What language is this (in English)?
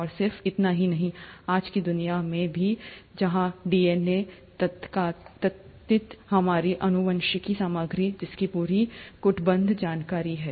Hindi